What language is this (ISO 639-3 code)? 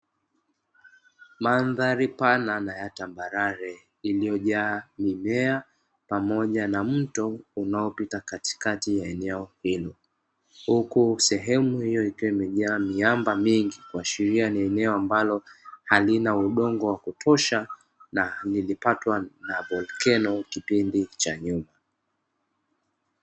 swa